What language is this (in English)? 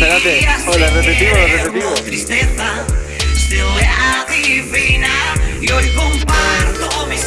Spanish